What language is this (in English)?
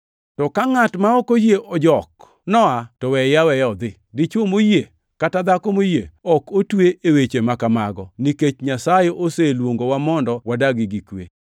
Luo (Kenya and Tanzania)